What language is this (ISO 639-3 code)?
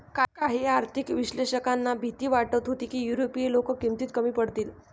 mar